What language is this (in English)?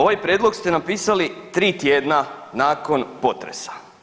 Croatian